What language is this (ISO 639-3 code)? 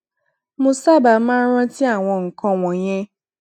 yor